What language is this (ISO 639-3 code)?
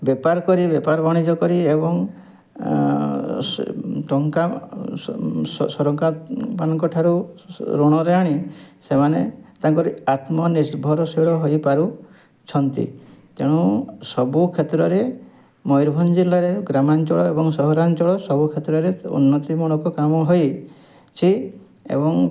ori